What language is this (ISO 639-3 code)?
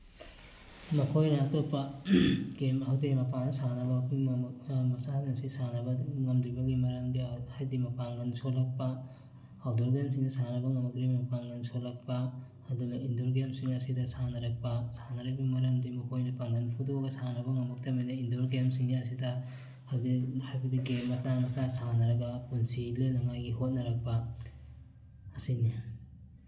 mni